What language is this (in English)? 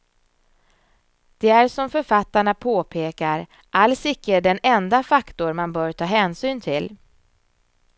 Swedish